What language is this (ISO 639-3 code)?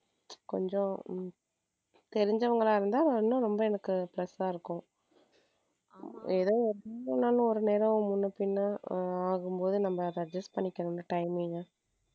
tam